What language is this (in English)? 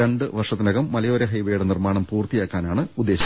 Malayalam